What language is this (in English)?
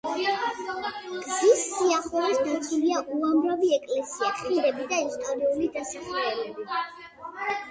Georgian